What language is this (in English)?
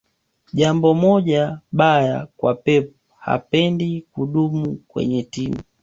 Swahili